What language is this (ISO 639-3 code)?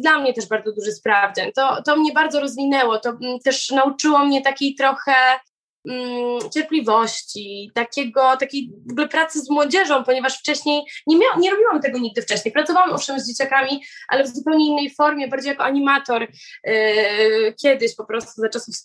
pol